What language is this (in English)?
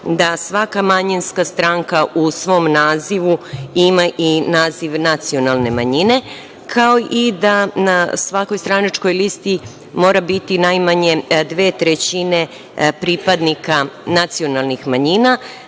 Serbian